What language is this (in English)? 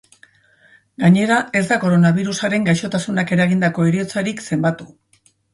Basque